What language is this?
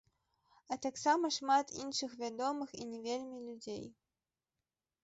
Belarusian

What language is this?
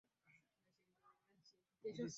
Swahili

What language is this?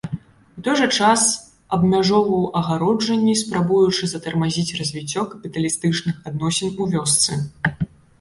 Belarusian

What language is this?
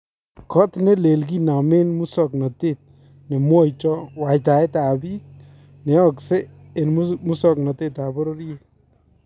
Kalenjin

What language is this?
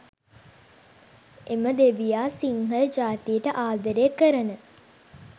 Sinhala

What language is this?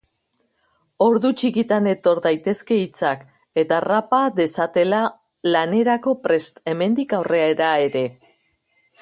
Basque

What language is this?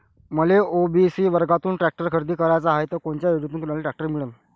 Marathi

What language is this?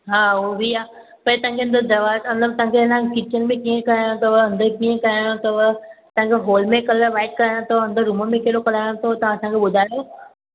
Sindhi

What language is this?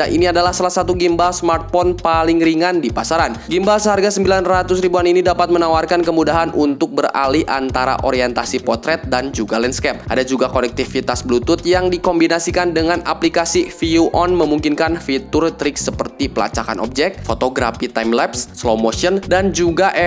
Indonesian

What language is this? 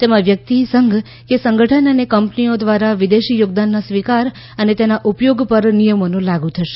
Gujarati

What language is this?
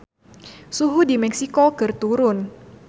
Sundanese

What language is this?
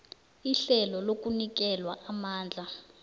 South Ndebele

